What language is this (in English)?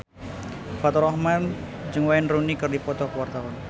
Sundanese